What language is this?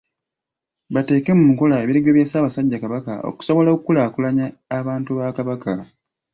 Ganda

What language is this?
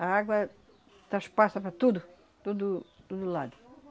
Portuguese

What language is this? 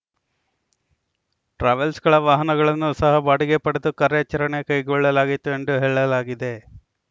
Kannada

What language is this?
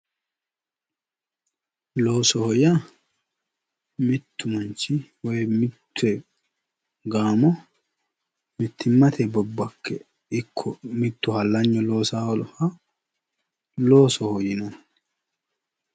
Sidamo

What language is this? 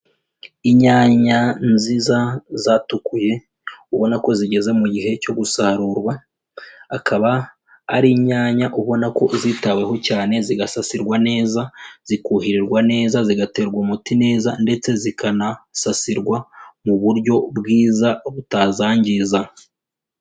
Kinyarwanda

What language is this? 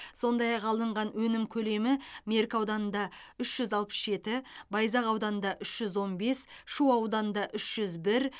Kazakh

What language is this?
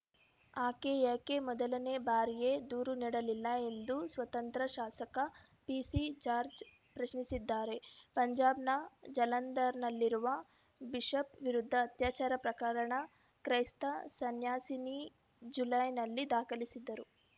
Kannada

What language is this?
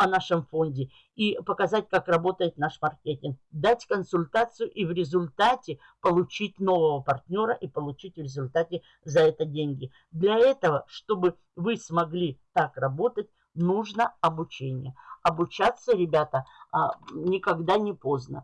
Russian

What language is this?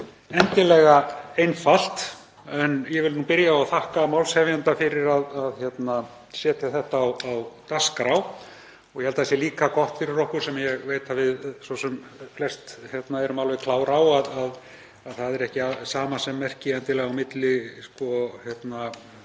Icelandic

